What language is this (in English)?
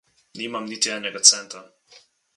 Slovenian